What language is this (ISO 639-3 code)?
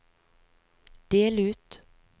nor